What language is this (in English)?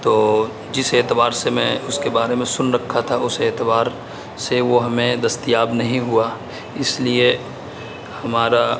Urdu